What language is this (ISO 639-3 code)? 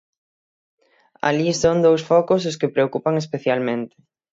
glg